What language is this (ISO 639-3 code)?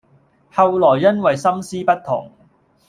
yue